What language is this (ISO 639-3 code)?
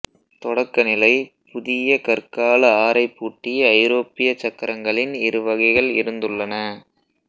tam